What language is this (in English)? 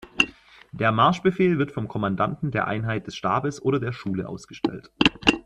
German